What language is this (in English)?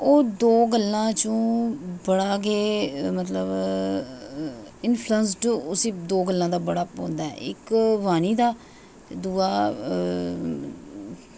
Dogri